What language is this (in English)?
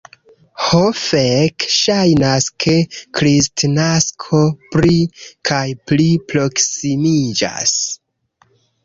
Esperanto